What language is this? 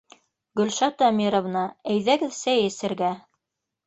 Bashkir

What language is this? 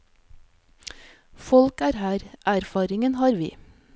Norwegian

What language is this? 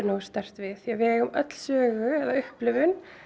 Icelandic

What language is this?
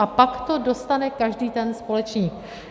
Czech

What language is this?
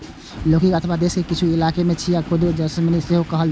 Maithili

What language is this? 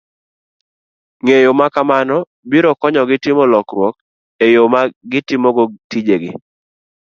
Luo (Kenya and Tanzania)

